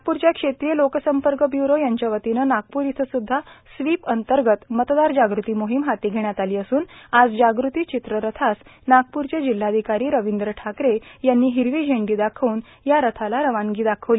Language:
Marathi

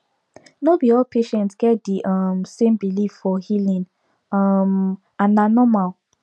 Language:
Nigerian Pidgin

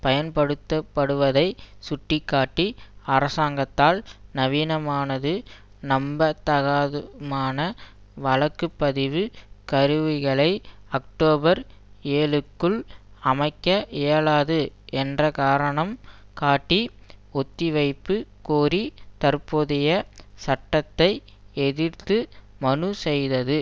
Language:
Tamil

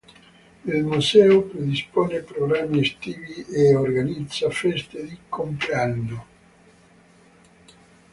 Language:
Italian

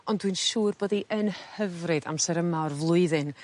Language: Welsh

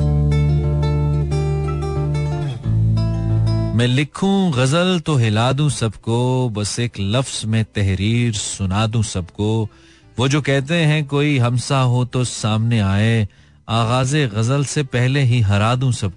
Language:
Hindi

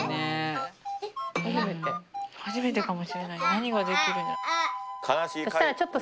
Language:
Japanese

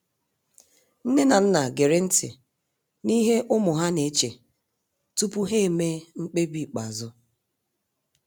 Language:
Igbo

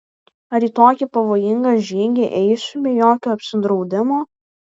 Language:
Lithuanian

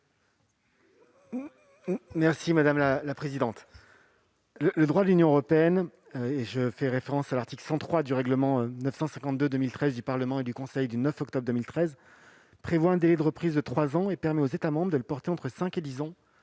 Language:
French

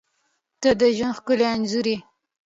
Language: Pashto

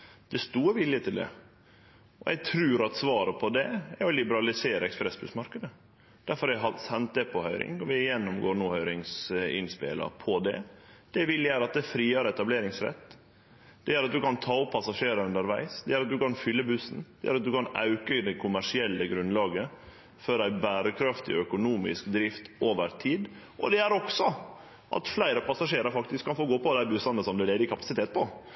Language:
Norwegian Nynorsk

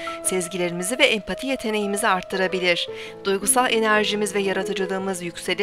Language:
Turkish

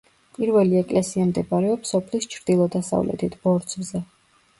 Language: Georgian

